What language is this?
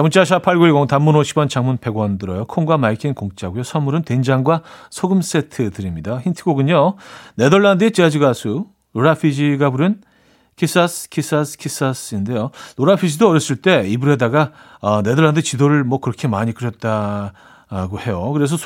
Korean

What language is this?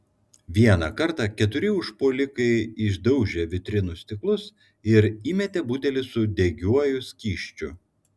Lithuanian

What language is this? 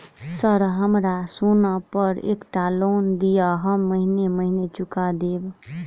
Maithili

